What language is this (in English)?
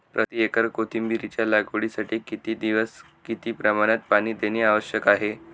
Marathi